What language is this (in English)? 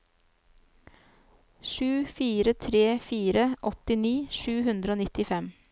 Norwegian